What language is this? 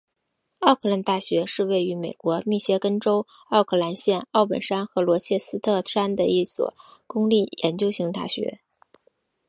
Chinese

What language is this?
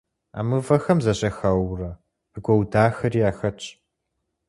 Kabardian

